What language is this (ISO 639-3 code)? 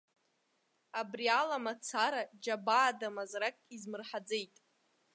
abk